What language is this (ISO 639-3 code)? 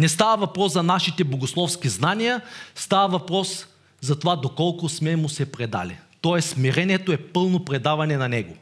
bul